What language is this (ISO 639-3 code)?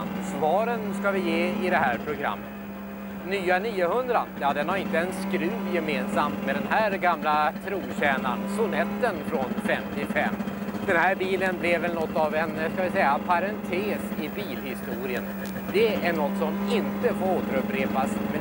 swe